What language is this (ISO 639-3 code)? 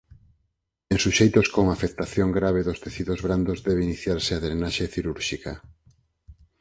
glg